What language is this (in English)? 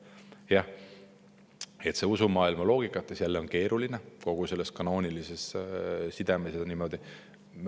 Estonian